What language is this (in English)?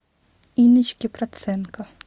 Russian